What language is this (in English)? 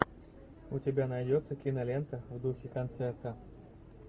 Russian